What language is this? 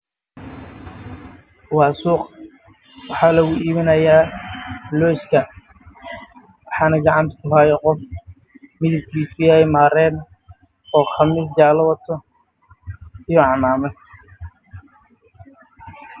Somali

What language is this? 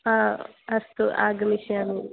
Sanskrit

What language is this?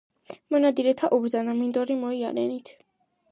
Georgian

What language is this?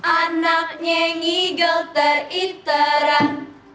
Indonesian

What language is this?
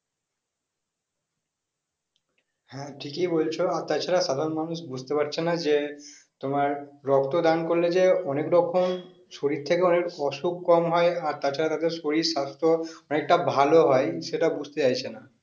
Bangla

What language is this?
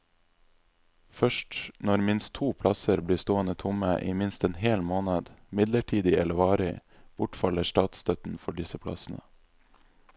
Norwegian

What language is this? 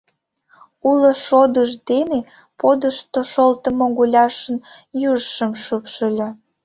Mari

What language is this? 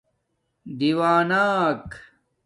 Domaaki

